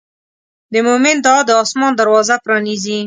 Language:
Pashto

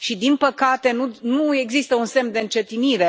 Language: Romanian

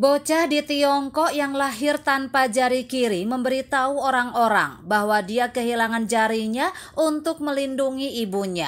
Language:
Indonesian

